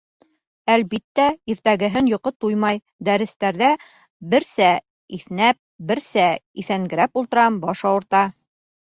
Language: Bashkir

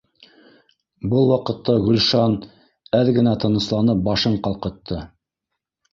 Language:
Bashkir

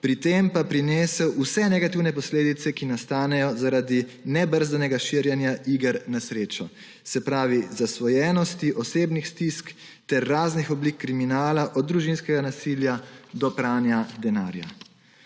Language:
Slovenian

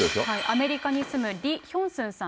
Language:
Japanese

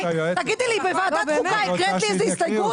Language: Hebrew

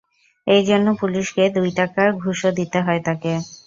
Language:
Bangla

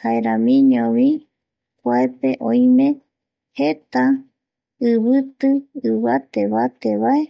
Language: Eastern Bolivian Guaraní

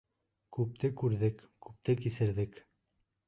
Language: Bashkir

